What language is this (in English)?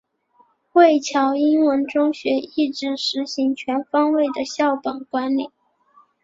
Chinese